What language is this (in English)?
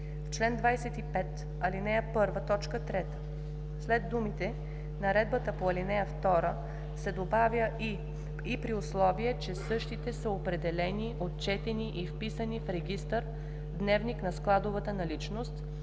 Bulgarian